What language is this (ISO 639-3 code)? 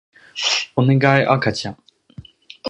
jpn